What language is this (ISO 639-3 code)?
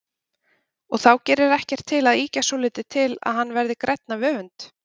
isl